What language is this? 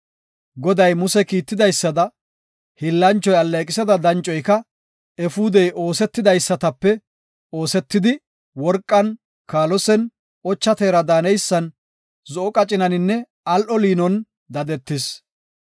Gofa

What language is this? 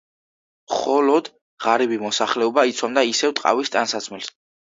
Georgian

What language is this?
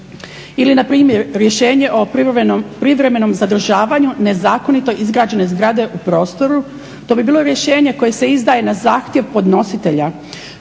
Croatian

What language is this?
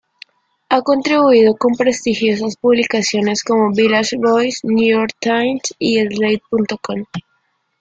Spanish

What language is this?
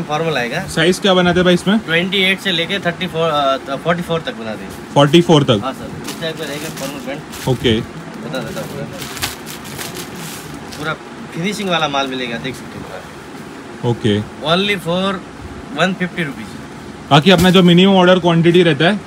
Hindi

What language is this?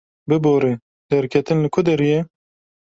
Kurdish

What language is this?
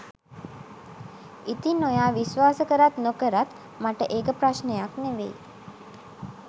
Sinhala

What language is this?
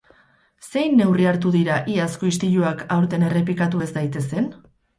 Basque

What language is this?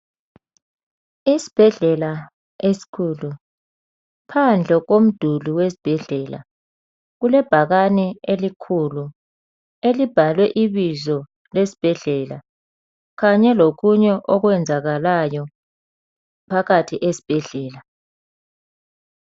North Ndebele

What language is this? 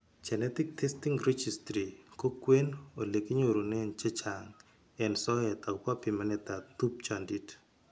Kalenjin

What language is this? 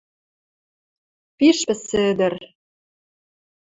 Western Mari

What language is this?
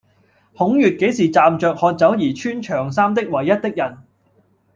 Cantonese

